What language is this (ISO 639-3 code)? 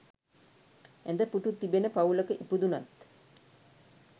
sin